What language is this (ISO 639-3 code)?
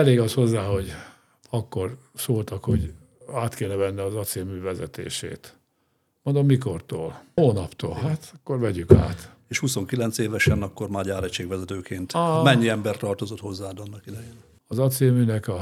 hun